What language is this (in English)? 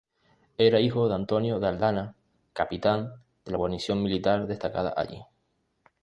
Spanish